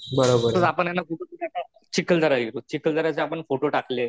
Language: Marathi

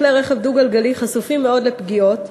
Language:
Hebrew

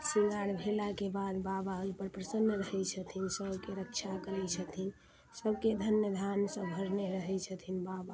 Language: Maithili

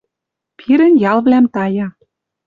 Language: Western Mari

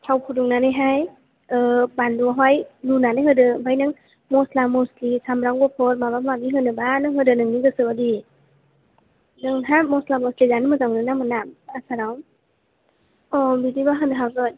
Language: Bodo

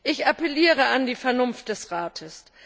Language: German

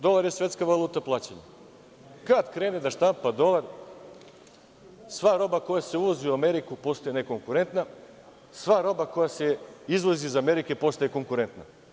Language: Serbian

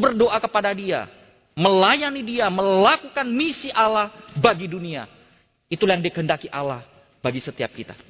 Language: Indonesian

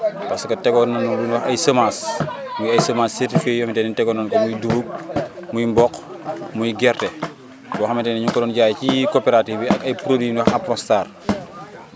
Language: Wolof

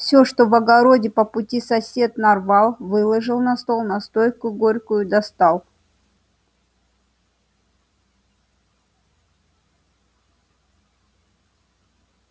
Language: Russian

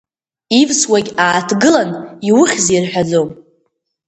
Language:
Abkhazian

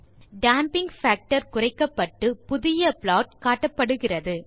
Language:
Tamil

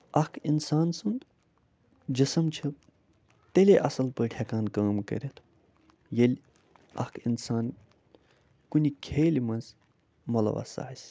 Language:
Kashmiri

